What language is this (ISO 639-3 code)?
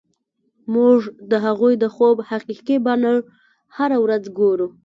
pus